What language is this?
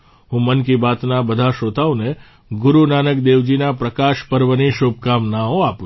Gujarati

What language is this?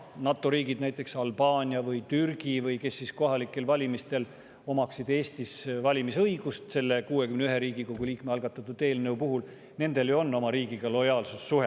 Estonian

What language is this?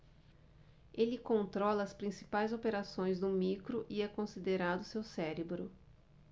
Portuguese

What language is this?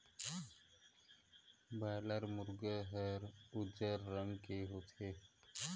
Chhattisgarhi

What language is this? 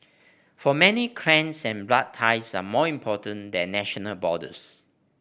English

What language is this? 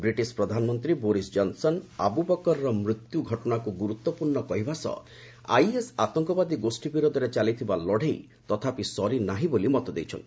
Odia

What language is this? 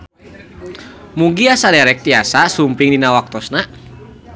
Sundanese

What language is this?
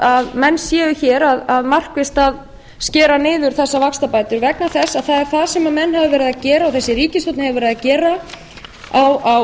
Icelandic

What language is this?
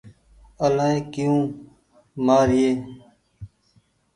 Goaria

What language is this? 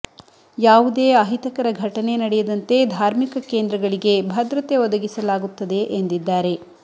Kannada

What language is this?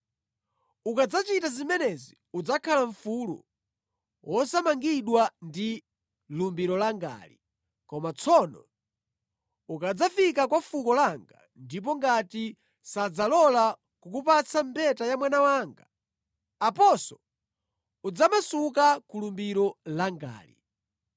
Nyanja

